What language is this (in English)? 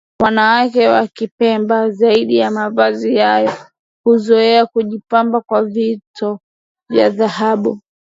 Swahili